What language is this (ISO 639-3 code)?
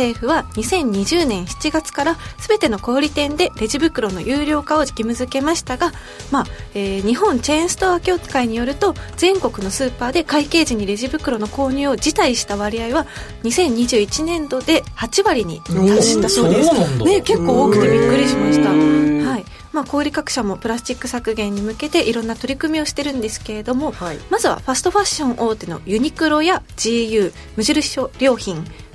jpn